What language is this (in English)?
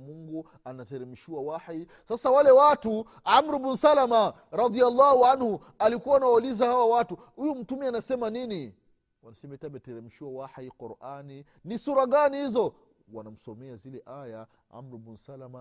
Swahili